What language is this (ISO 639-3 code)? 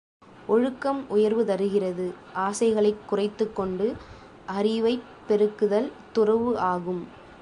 tam